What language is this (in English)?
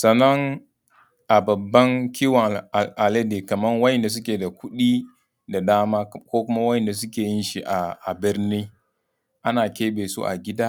Hausa